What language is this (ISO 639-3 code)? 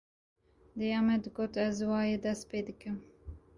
kur